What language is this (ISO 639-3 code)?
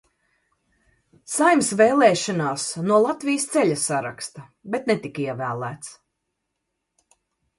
lav